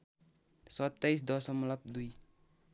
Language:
Nepali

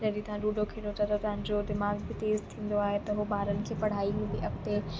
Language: Sindhi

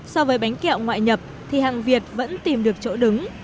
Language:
Vietnamese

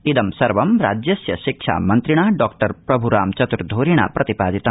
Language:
Sanskrit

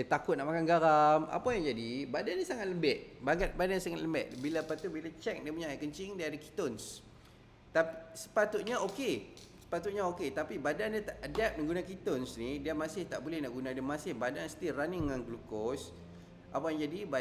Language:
Malay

